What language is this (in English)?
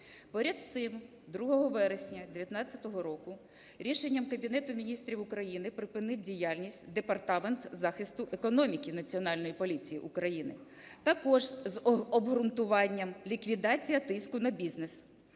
Ukrainian